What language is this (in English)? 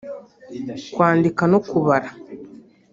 Kinyarwanda